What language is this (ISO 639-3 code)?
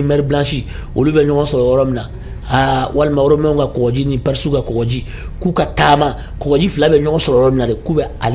ara